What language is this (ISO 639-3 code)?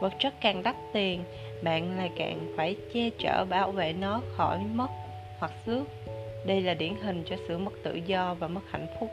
vie